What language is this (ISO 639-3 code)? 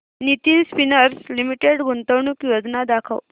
mar